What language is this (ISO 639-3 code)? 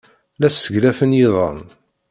kab